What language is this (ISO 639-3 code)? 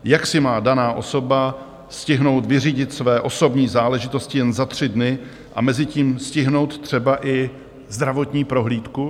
ces